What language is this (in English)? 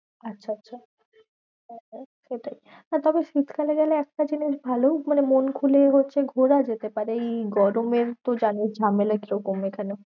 Bangla